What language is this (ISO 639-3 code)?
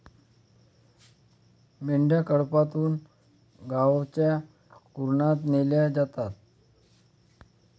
mar